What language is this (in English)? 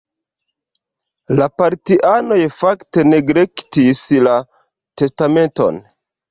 Esperanto